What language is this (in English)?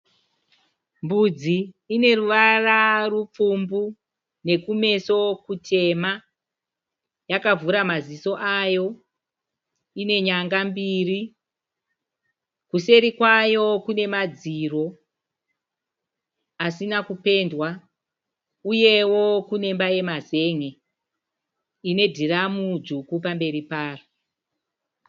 Shona